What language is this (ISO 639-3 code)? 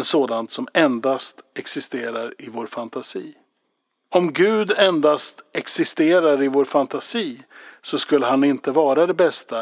swe